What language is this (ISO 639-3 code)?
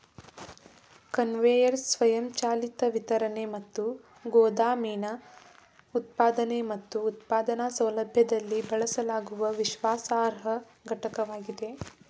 kan